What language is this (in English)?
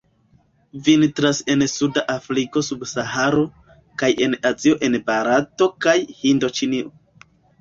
Esperanto